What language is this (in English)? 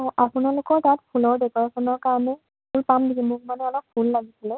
Assamese